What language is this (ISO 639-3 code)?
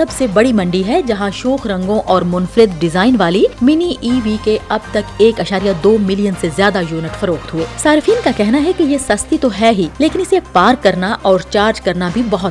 urd